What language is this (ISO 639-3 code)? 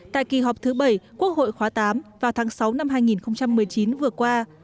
vie